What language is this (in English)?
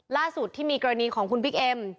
Thai